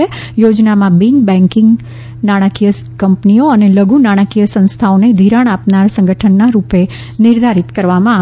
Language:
Gujarati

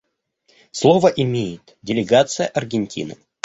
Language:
Russian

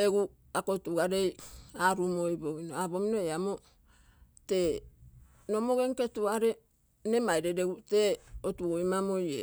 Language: Terei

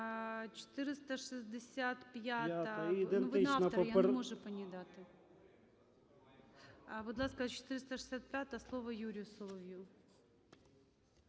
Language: Ukrainian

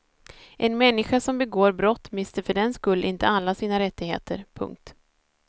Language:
Swedish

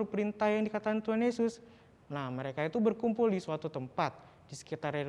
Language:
Indonesian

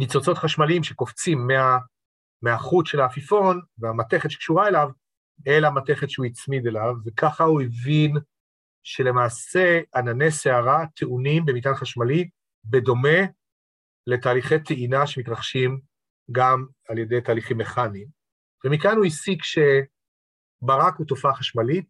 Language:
Hebrew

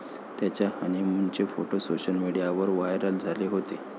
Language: Marathi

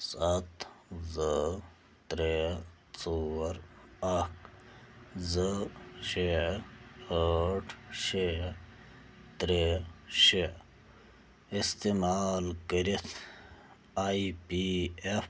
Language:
Kashmiri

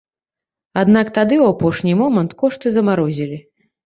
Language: Belarusian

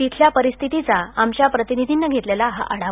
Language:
Marathi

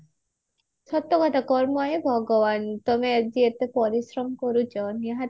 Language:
Odia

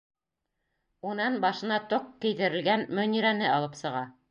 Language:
Bashkir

